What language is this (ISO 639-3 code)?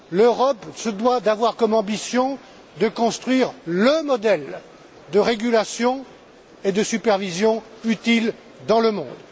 fra